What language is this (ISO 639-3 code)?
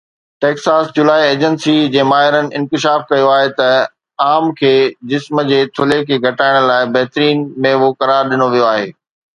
snd